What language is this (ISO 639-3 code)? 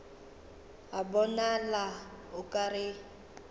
nso